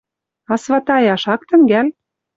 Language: Western Mari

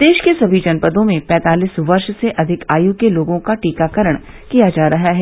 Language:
Hindi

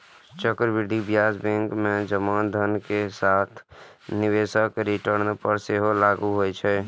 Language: Maithili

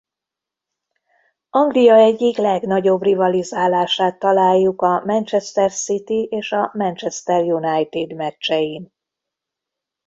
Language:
Hungarian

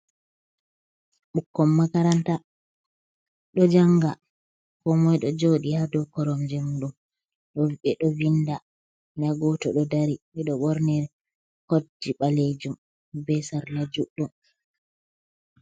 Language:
Fula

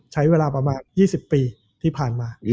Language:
Thai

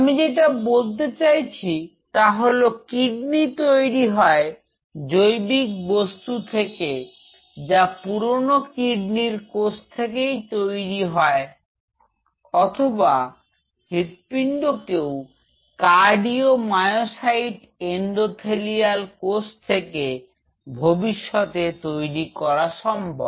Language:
Bangla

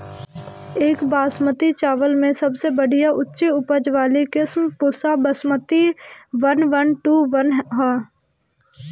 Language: Bhojpuri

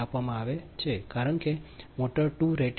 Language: Gujarati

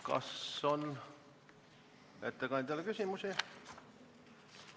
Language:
Estonian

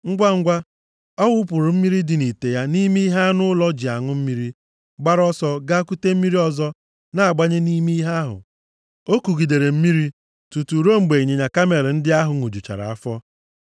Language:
Igbo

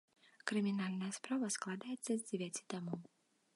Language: Belarusian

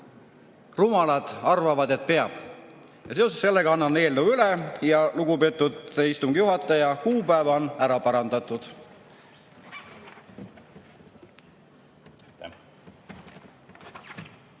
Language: Estonian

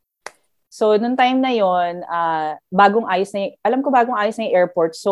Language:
Filipino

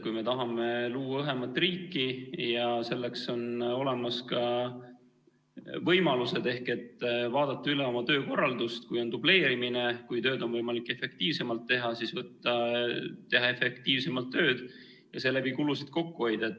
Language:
Estonian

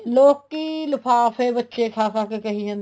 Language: Punjabi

